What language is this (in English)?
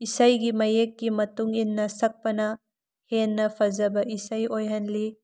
Manipuri